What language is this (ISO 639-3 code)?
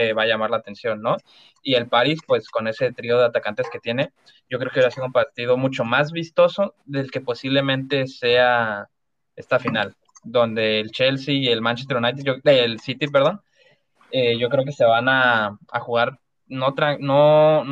spa